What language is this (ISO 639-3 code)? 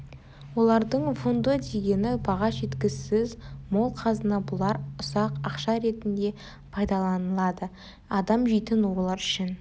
kaz